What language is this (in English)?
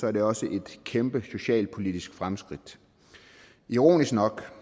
Danish